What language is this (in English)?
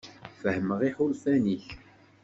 Kabyle